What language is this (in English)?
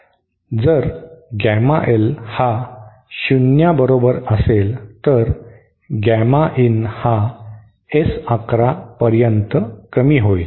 Marathi